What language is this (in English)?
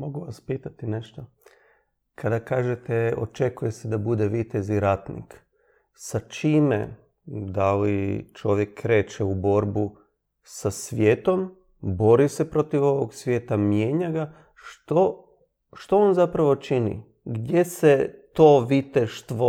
Croatian